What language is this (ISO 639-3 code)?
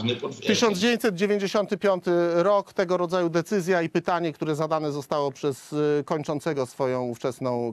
pol